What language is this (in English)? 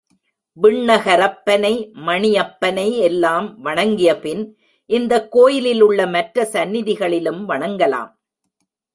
Tamil